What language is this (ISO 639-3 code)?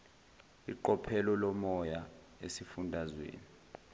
zul